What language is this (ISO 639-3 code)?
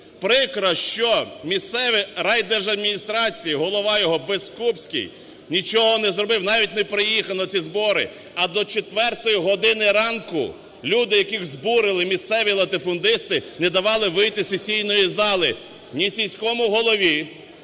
ukr